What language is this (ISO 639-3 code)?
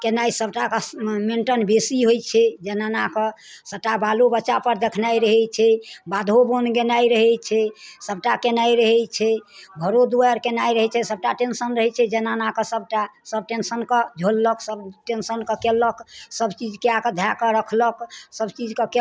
mai